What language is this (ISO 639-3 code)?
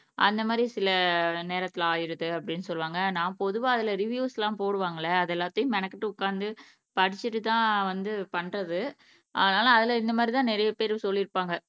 tam